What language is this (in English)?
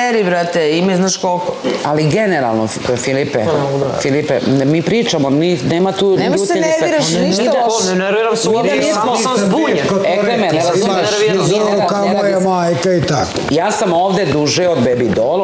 Ukrainian